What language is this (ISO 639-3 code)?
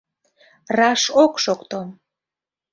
chm